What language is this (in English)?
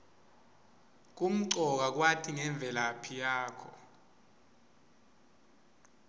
Swati